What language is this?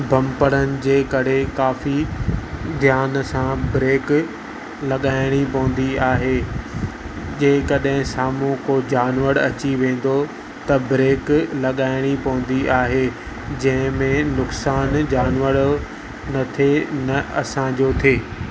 Sindhi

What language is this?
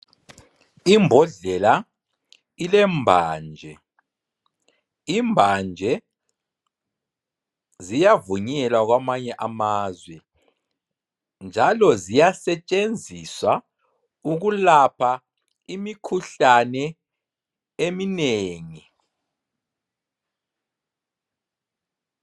North Ndebele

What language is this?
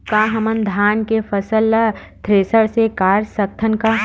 Chhattisgarhi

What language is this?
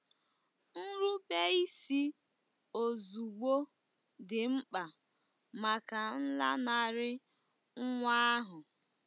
Igbo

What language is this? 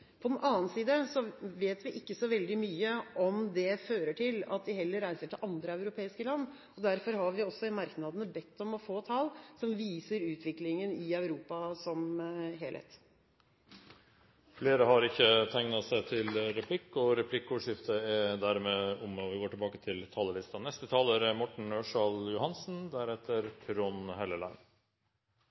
Norwegian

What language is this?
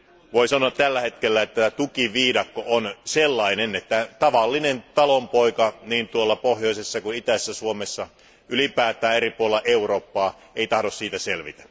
Finnish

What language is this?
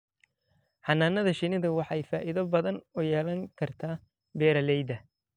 Somali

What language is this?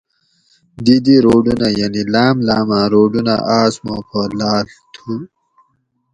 Gawri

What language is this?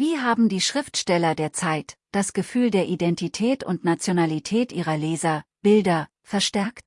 German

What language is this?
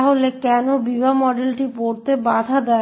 Bangla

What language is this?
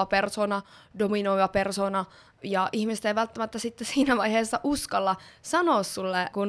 Finnish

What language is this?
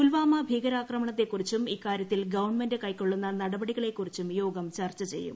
Malayalam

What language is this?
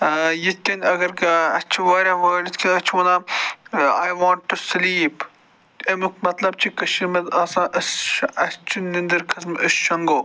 Kashmiri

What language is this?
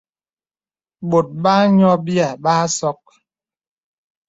Bebele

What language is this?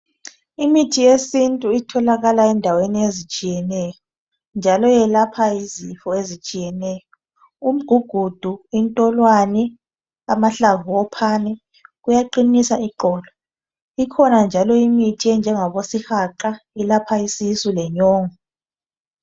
North Ndebele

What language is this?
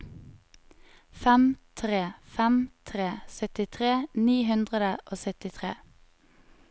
Norwegian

